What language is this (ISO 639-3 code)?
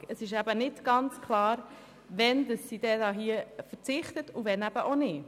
gsw